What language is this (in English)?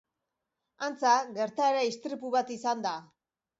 Basque